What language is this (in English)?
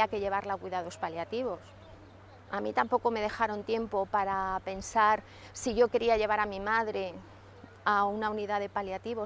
Spanish